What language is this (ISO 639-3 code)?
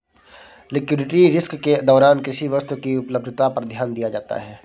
hin